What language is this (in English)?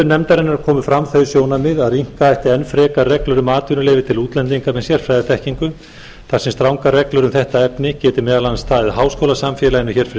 Icelandic